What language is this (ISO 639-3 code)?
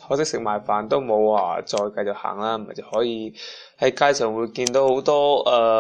zho